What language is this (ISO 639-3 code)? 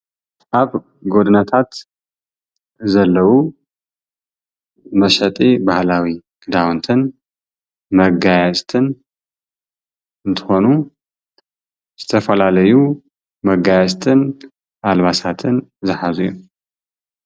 tir